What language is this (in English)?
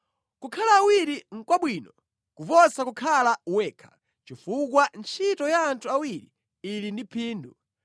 Nyanja